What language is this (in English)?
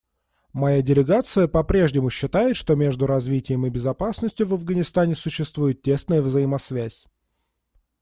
Russian